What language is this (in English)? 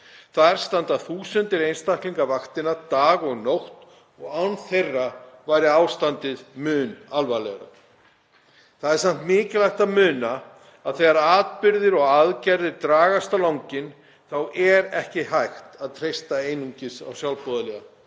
Icelandic